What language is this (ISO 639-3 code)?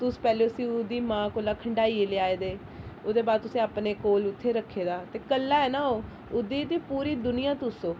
doi